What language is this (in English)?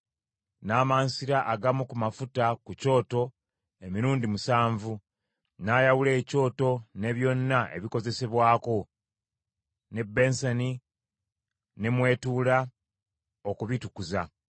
Ganda